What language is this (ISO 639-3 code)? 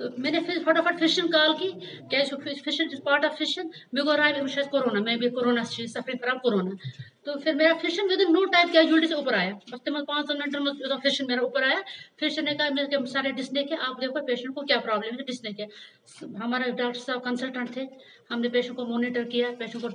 ron